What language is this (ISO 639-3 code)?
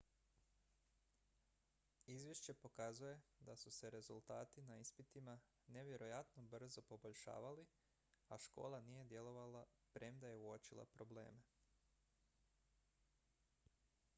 hrv